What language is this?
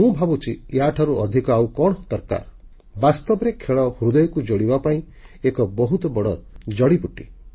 Odia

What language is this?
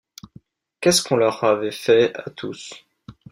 French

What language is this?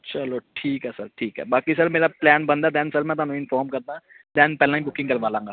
Punjabi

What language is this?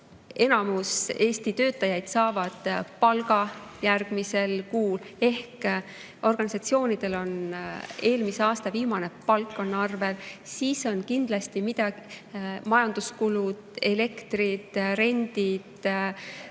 Estonian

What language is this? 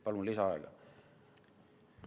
Estonian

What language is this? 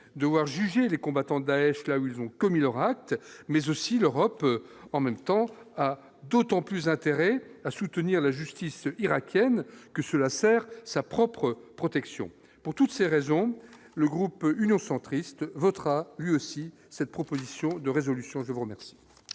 French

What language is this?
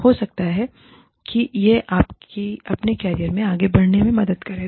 Hindi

